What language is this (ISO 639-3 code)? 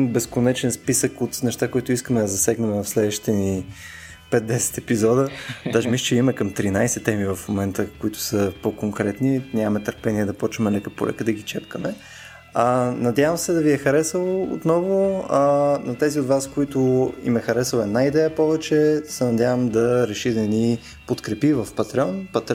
bul